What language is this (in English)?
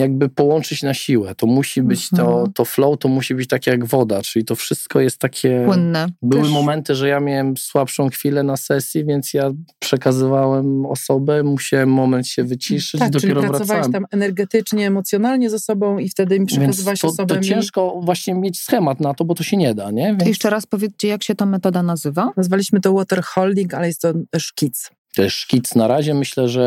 Polish